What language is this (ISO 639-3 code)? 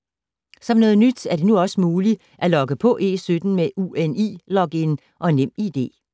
dan